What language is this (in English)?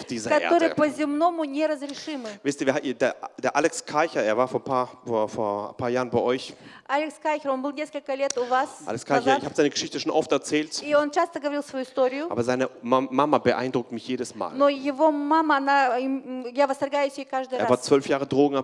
German